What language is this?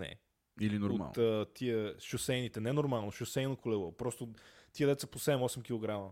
Bulgarian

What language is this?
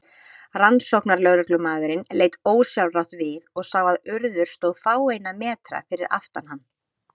Icelandic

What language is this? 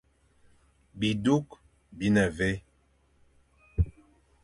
Fang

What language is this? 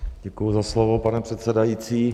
Czech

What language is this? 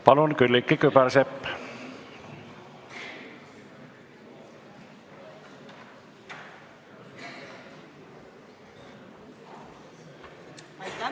Estonian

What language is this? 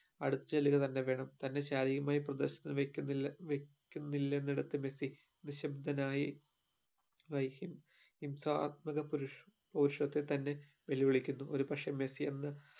Malayalam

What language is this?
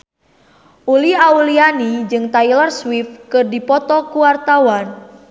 Sundanese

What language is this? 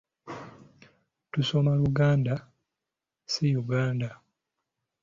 Ganda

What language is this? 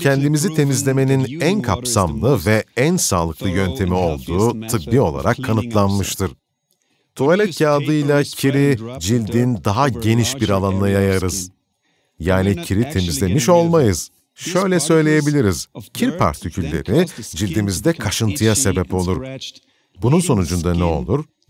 Turkish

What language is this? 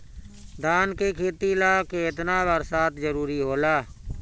Bhojpuri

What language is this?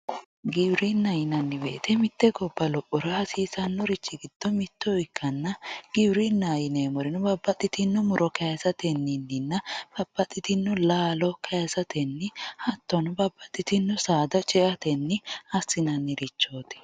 Sidamo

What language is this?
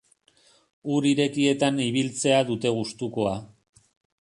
Basque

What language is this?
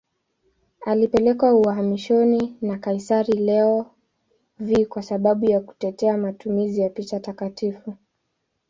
Swahili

